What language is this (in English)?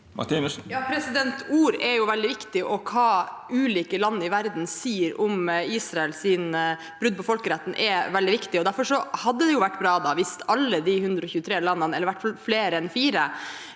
Norwegian